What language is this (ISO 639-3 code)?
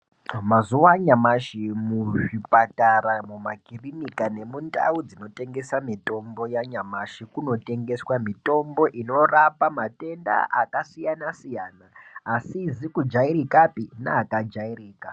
ndc